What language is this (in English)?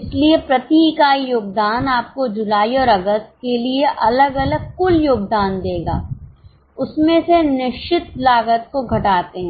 Hindi